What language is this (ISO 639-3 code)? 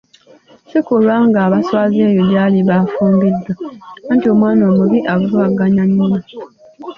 lug